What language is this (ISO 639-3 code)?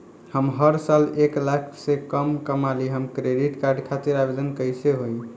bho